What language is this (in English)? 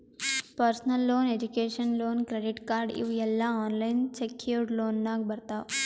Kannada